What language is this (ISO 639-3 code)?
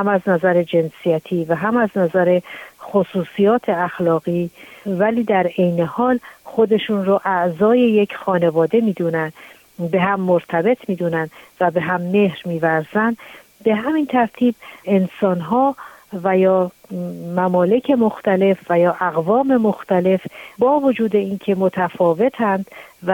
fas